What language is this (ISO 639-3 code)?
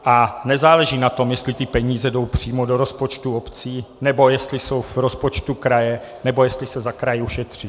ces